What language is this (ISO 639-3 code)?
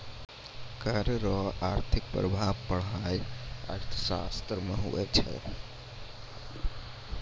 mai